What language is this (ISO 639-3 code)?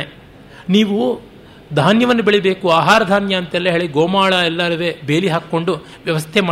kan